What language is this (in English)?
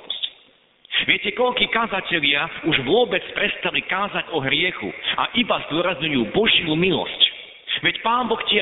Slovak